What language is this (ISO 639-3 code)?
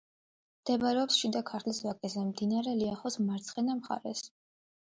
kat